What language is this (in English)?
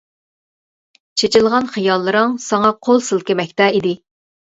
Uyghur